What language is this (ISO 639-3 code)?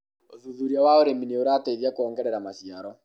kik